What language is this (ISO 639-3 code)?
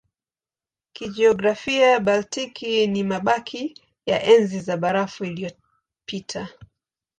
swa